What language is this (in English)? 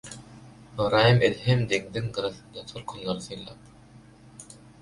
Turkmen